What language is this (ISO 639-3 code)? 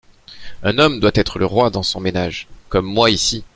fra